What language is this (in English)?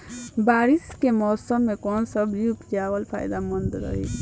Bhojpuri